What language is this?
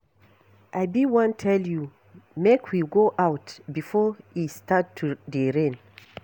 Nigerian Pidgin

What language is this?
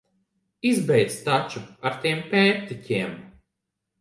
Latvian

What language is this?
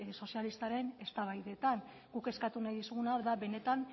Basque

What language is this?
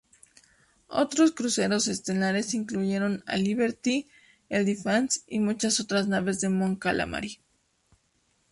Spanish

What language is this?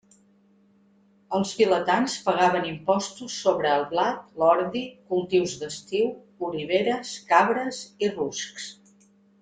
Catalan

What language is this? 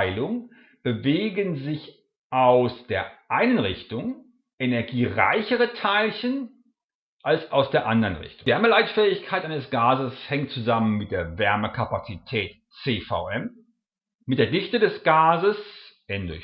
German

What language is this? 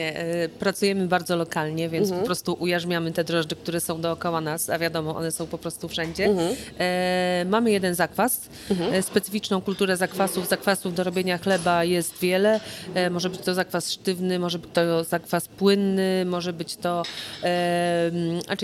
Polish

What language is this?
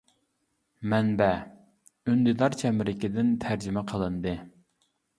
Uyghur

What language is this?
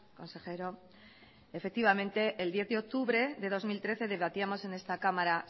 Spanish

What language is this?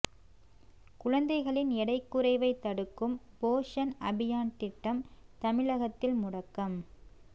Tamil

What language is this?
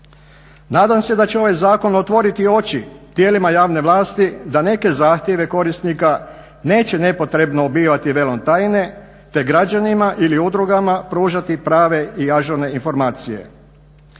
Croatian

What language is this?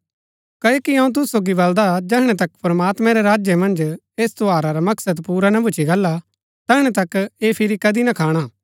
Gaddi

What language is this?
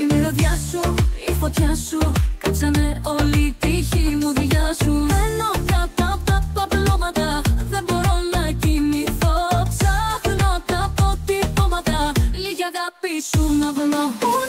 Greek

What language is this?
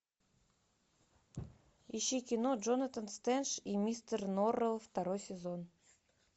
Russian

